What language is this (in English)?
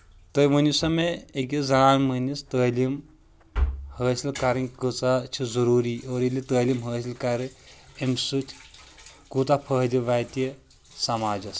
Kashmiri